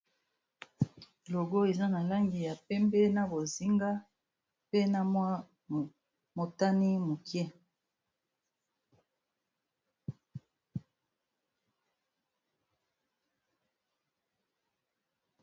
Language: Lingala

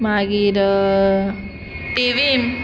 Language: Konkani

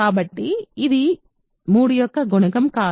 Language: Telugu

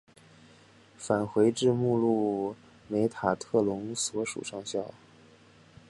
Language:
Chinese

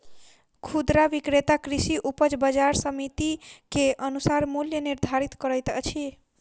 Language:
Maithili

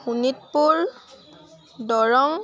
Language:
Assamese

